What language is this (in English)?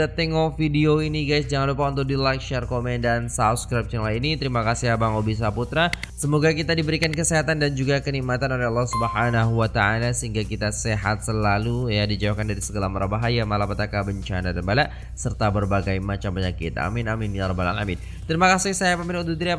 Indonesian